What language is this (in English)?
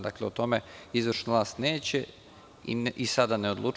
Serbian